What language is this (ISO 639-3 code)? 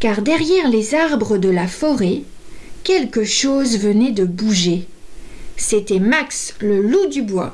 fra